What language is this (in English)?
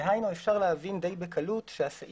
Hebrew